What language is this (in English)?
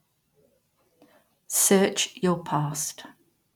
English